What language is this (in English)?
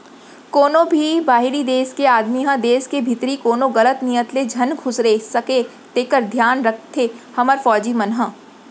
Chhattisgarhi